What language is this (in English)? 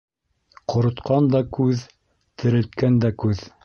Bashkir